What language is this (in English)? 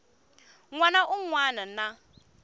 Tsonga